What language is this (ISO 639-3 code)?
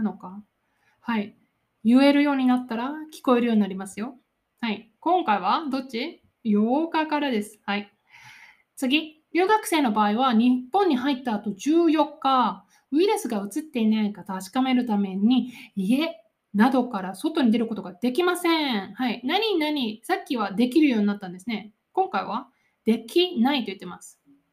jpn